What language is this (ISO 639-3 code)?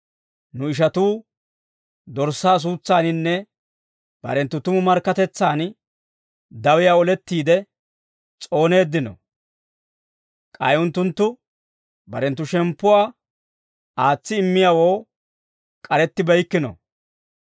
dwr